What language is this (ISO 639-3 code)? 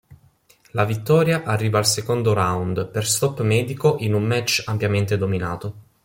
ita